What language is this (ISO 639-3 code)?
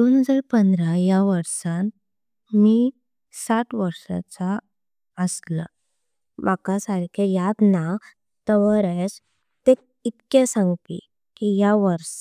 kok